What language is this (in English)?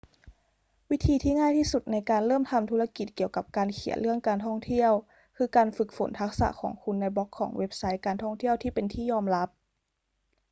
Thai